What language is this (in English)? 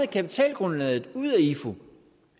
Danish